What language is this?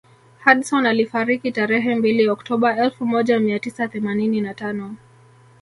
Swahili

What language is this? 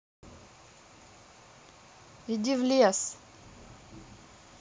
Russian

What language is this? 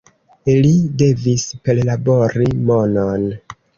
Esperanto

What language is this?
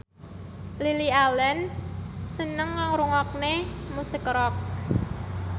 Javanese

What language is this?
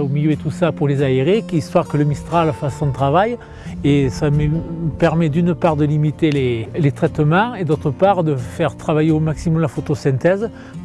French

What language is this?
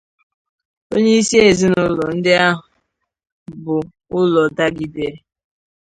Igbo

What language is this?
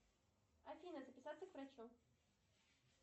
Russian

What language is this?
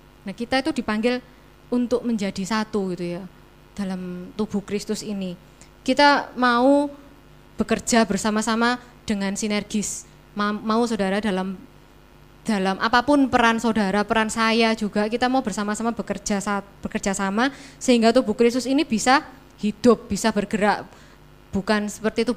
Indonesian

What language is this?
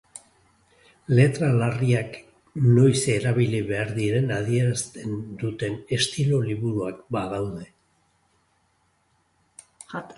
Basque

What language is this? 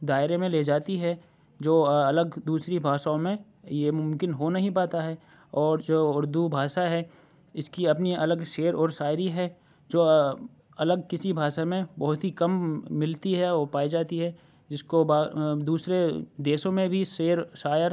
Urdu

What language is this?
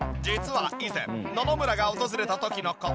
Japanese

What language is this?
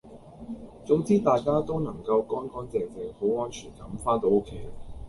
Cantonese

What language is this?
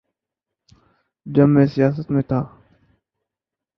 Urdu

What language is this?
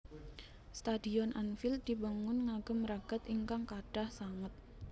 Javanese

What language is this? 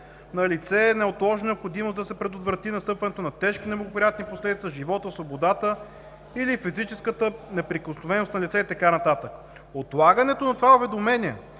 Bulgarian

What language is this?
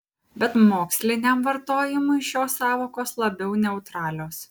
Lithuanian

